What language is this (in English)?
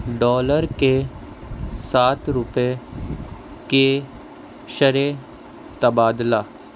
Urdu